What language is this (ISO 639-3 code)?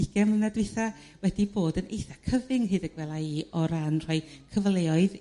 cym